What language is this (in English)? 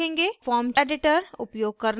Hindi